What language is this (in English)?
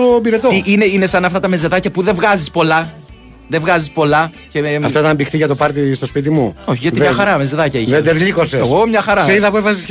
Greek